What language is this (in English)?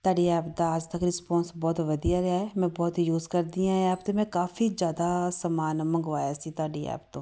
Punjabi